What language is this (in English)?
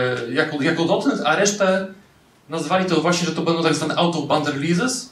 Polish